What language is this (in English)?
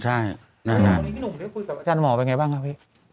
Thai